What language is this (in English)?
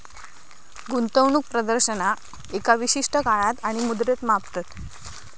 Marathi